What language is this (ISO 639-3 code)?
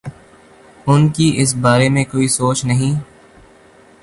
urd